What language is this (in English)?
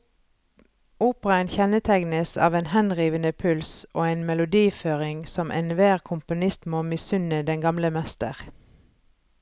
Norwegian